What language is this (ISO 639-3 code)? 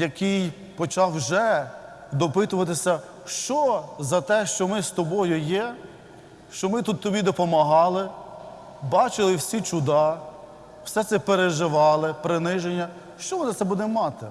ukr